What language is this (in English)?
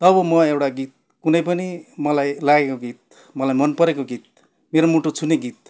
Nepali